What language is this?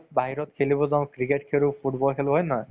Assamese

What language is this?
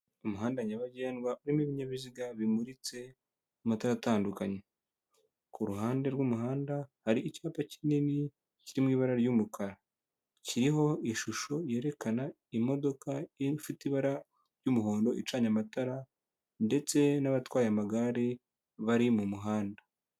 Kinyarwanda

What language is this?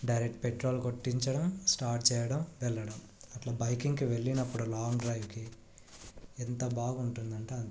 Telugu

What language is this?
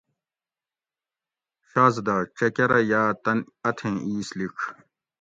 Gawri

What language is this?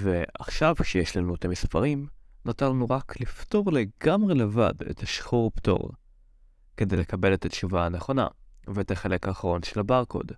Hebrew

